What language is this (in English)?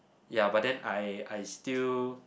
English